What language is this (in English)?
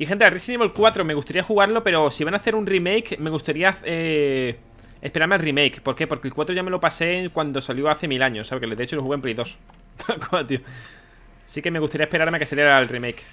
Spanish